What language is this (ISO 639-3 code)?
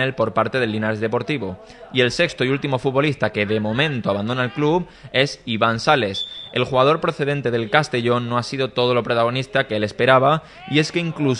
spa